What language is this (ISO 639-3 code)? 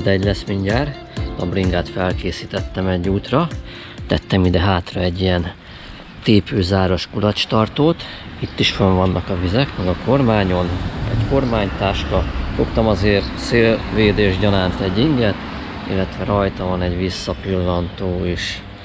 hun